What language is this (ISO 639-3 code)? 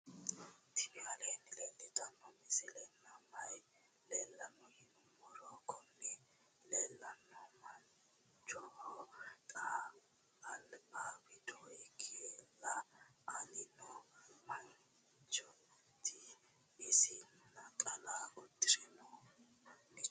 sid